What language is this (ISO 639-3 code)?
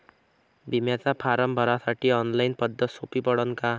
mar